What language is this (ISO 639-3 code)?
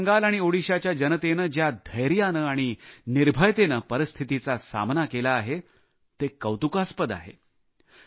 mar